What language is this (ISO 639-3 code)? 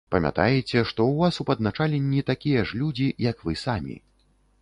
bel